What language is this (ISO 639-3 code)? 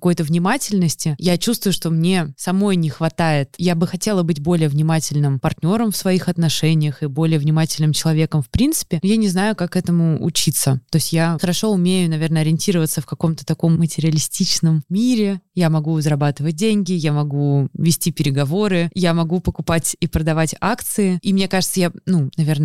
rus